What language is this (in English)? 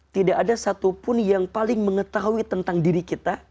Indonesian